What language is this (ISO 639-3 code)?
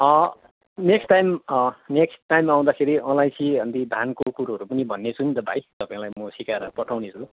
nep